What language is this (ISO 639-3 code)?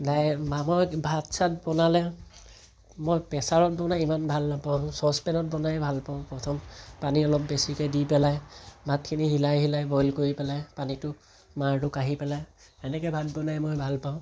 asm